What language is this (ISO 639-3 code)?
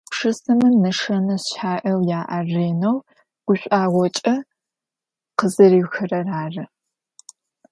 ady